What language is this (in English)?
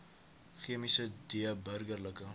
Afrikaans